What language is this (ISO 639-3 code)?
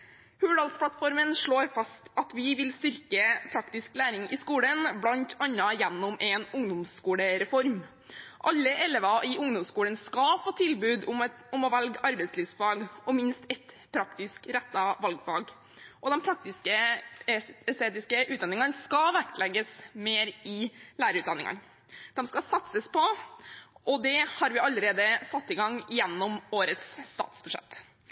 nob